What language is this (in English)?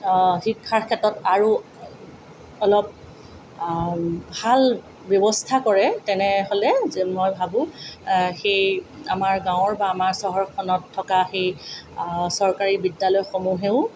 Assamese